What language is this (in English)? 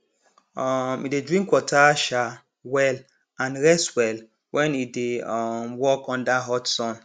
Nigerian Pidgin